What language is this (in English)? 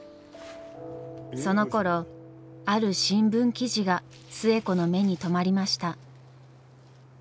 Japanese